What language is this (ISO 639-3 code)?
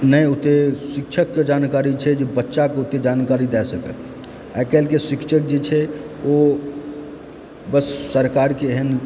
mai